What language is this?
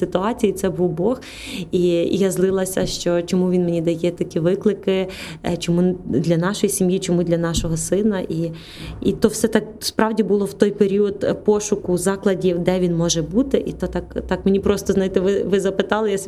Ukrainian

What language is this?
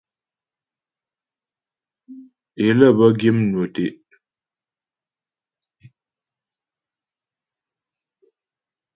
Ghomala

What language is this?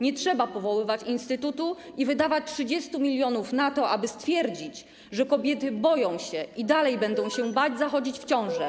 Polish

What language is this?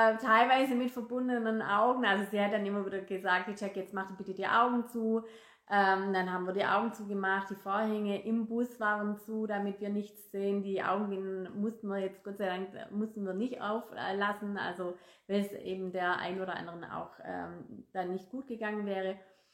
German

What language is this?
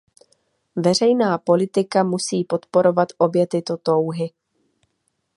Czech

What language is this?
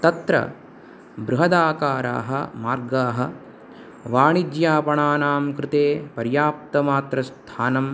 Sanskrit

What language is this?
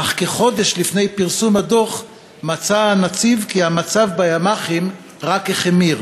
Hebrew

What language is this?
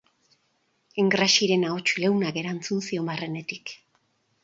Basque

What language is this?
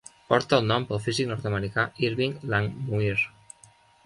Catalan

